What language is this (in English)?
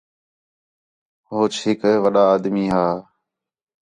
Khetrani